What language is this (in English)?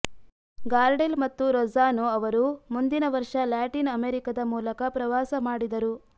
Kannada